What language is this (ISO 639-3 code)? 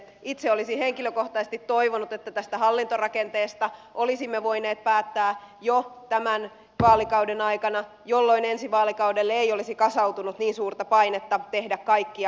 fin